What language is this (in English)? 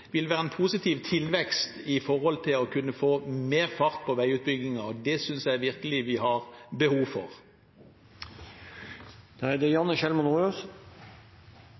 Norwegian Bokmål